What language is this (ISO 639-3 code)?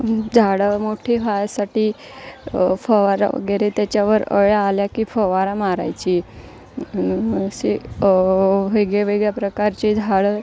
mar